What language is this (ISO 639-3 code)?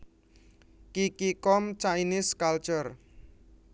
jav